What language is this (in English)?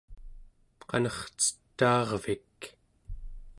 Central Yupik